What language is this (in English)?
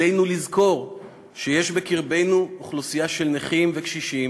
Hebrew